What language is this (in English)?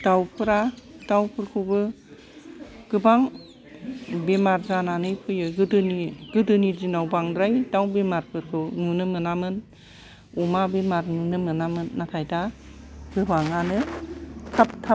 Bodo